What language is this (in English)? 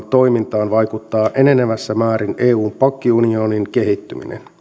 Finnish